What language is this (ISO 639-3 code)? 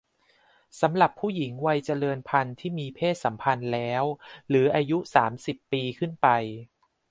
tha